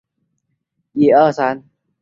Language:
Chinese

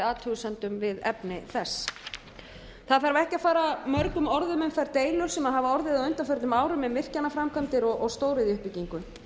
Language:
Icelandic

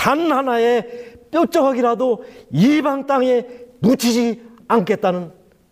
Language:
Korean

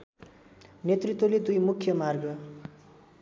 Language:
Nepali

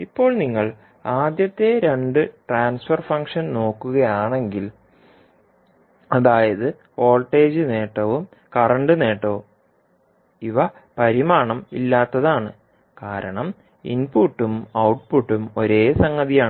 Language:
Malayalam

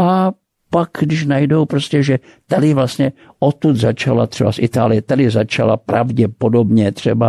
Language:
Czech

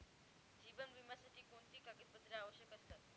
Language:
Marathi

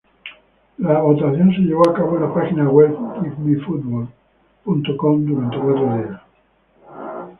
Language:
Spanish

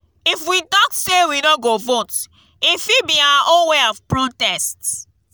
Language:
Nigerian Pidgin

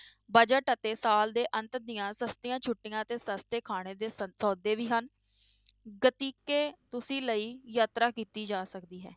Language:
Punjabi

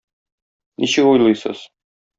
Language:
Tatar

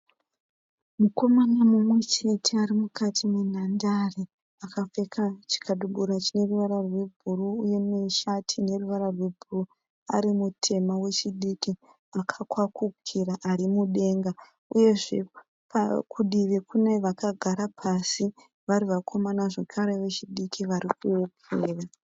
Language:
Shona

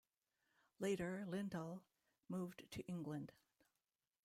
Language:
English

